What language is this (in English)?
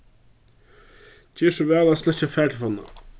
Faroese